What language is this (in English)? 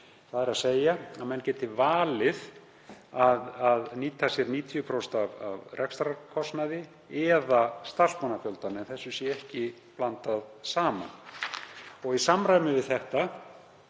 Icelandic